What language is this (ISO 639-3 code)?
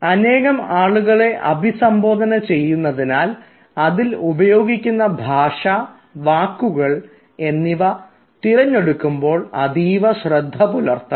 mal